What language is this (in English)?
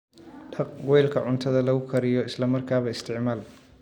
Somali